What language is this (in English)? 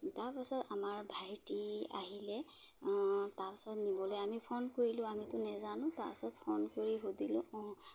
Assamese